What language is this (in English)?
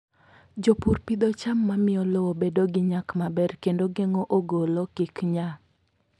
Luo (Kenya and Tanzania)